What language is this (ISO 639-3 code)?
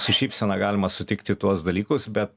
lit